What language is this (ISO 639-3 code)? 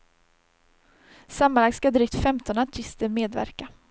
swe